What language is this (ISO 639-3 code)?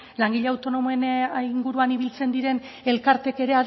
eus